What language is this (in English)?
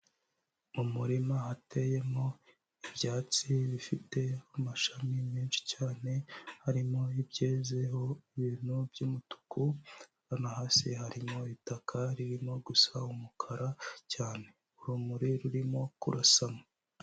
Kinyarwanda